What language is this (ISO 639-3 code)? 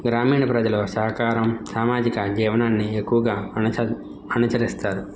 tel